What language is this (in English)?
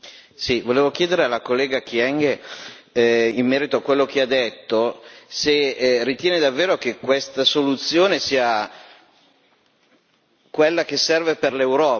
Italian